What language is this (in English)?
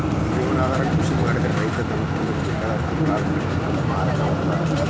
Kannada